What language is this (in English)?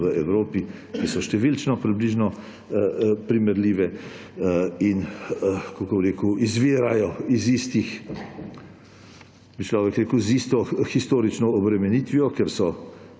Slovenian